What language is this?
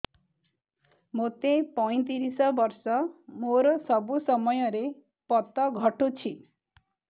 Odia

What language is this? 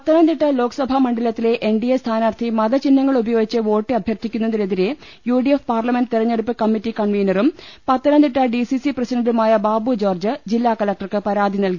Malayalam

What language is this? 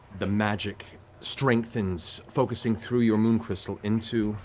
English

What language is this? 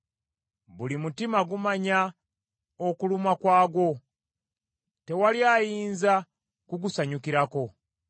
Ganda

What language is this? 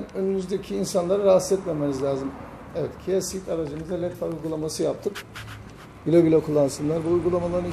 Turkish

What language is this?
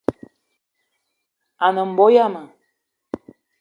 Eton (Cameroon)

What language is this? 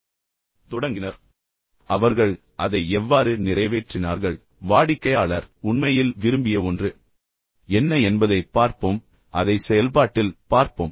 Tamil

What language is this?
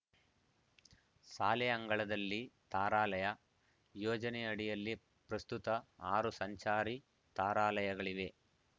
Kannada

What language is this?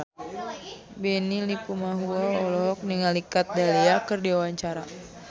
Sundanese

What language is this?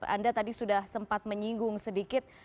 Indonesian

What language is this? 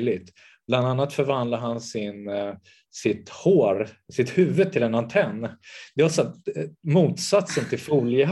Swedish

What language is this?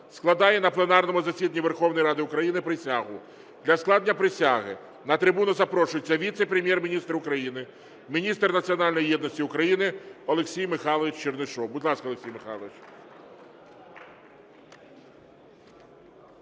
Ukrainian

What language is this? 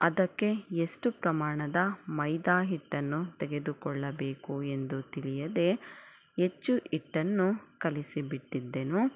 Kannada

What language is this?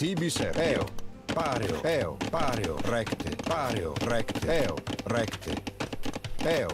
Italian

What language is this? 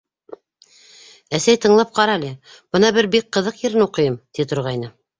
Bashkir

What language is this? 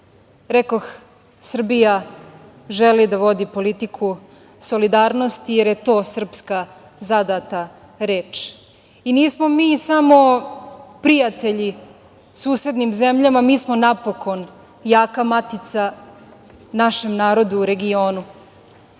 Serbian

